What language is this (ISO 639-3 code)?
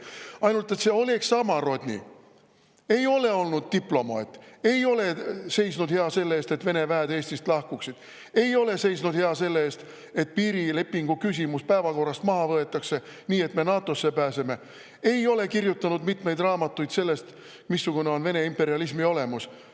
est